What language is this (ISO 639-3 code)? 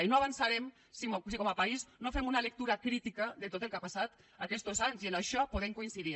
cat